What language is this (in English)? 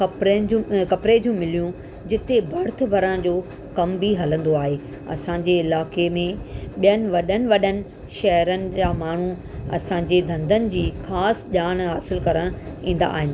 Sindhi